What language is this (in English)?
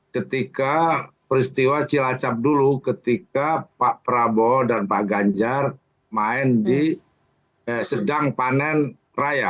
Indonesian